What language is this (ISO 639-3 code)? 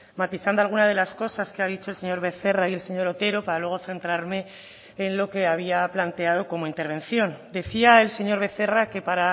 spa